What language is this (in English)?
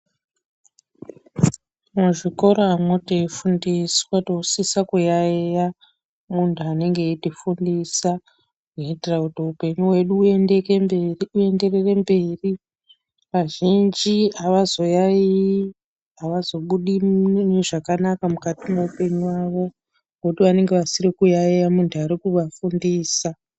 Ndau